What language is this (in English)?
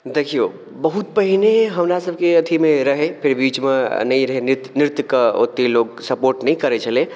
Maithili